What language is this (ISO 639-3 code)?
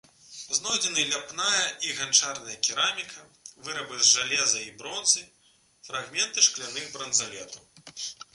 bel